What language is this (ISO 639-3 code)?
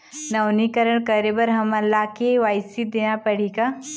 hne